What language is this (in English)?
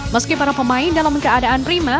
Indonesian